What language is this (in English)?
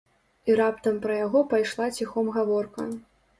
Belarusian